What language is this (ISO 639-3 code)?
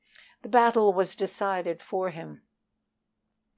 eng